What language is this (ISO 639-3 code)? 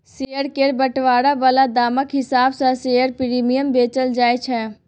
mai